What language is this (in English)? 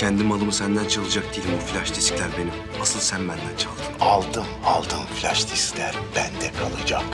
Turkish